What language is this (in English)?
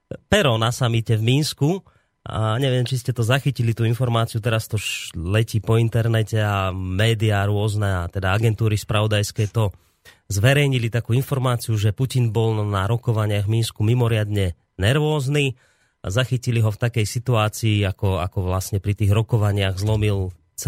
Slovak